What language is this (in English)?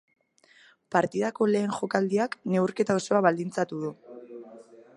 Basque